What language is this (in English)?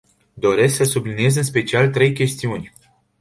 Romanian